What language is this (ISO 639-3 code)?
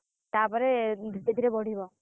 ori